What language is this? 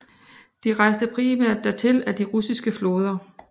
Danish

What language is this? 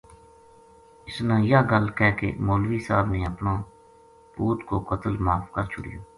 Gujari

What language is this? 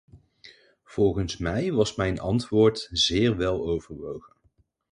Dutch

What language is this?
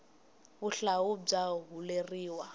Tsonga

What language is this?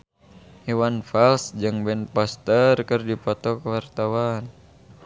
Sundanese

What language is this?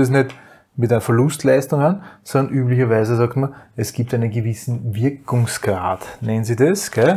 German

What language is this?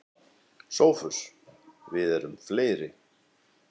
Icelandic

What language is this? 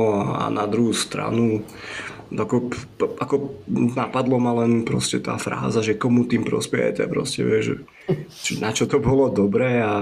Slovak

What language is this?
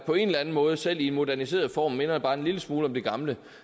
Danish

